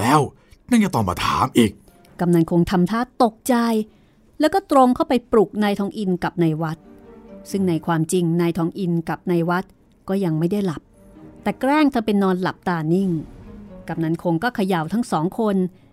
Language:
Thai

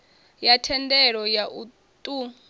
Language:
Venda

